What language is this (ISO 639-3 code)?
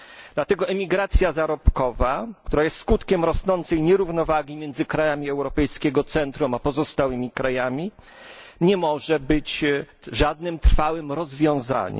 pol